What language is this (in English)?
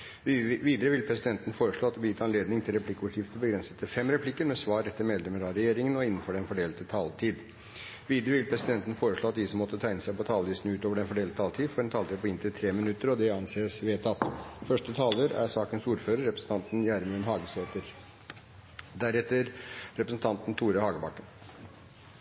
Norwegian